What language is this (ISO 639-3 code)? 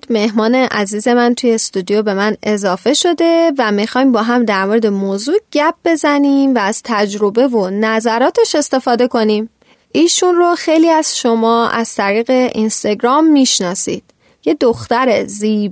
fas